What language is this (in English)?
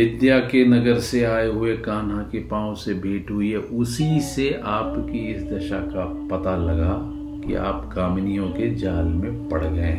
Hindi